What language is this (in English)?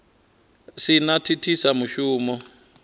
Venda